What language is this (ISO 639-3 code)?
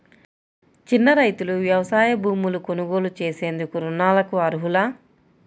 tel